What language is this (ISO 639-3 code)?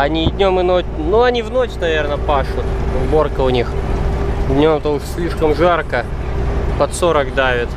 rus